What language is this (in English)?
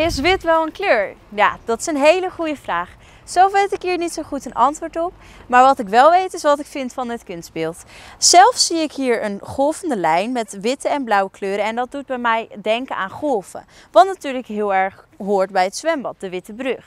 Dutch